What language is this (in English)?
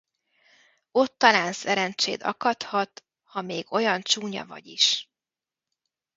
Hungarian